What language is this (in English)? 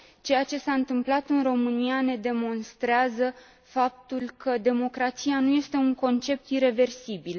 Romanian